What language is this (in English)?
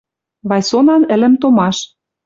Western Mari